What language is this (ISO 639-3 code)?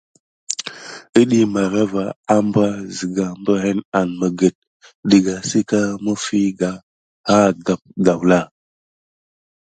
gid